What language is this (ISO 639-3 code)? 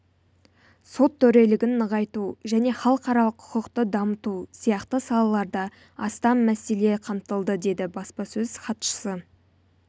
kaz